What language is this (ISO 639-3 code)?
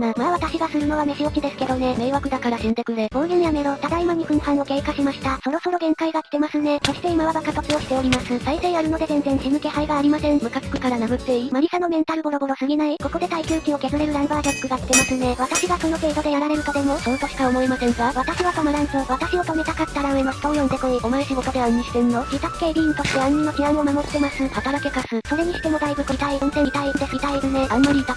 jpn